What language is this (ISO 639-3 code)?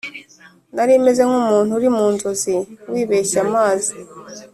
kin